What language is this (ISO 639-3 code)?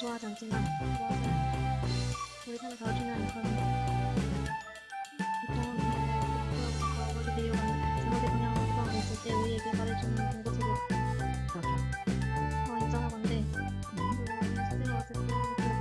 kor